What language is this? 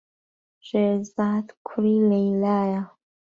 Central Kurdish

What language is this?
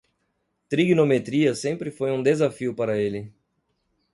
Portuguese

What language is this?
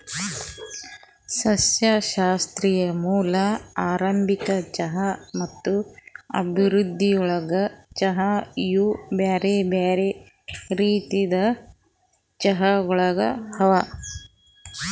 Kannada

